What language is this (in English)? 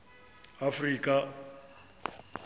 Xhosa